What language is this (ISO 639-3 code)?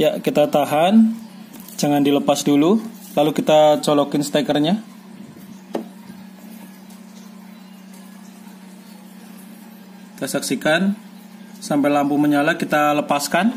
ind